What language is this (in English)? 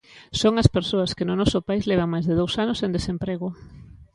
Galician